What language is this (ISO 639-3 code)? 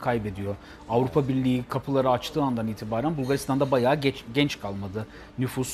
tur